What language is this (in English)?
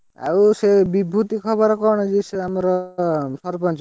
Odia